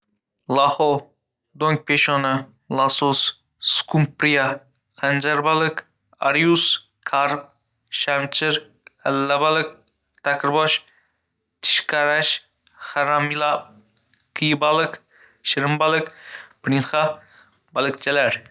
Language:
Uzbek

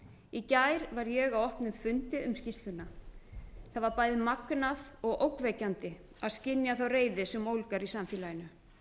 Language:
Icelandic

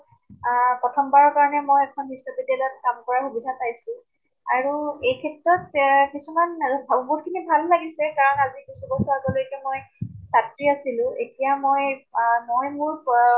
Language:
Assamese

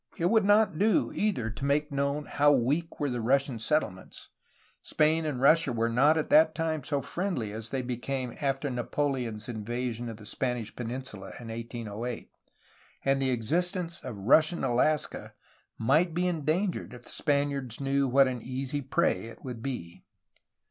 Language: English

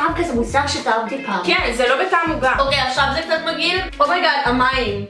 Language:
Hebrew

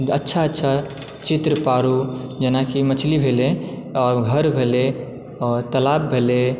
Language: Maithili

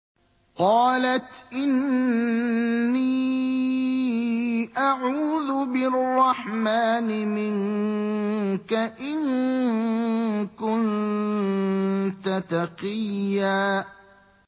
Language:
Arabic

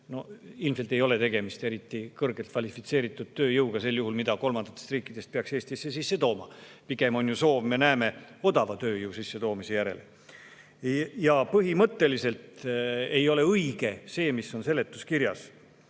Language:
Estonian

